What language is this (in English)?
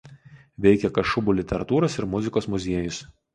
Lithuanian